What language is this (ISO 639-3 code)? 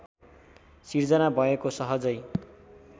nep